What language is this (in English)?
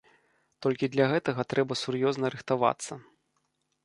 Belarusian